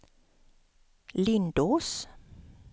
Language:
Swedish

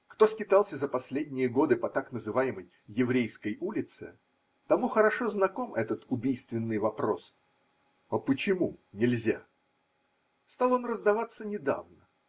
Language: Russian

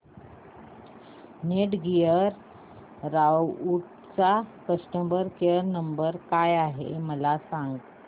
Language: Marathi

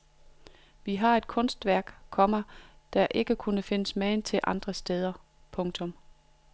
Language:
Danish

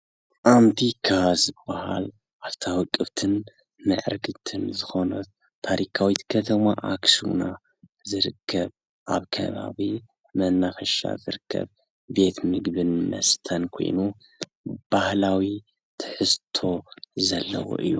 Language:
Tigrinya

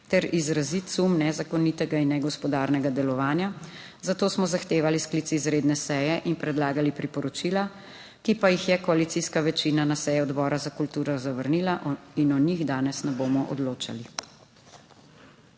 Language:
Slovenian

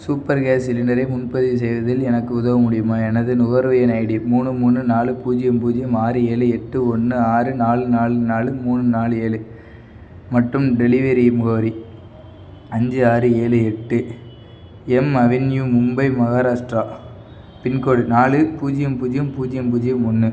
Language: Tamil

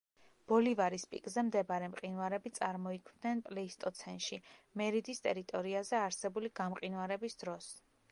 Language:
Georgian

